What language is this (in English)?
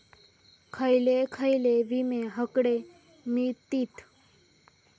Marathi